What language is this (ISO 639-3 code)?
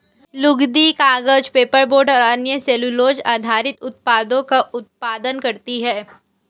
hin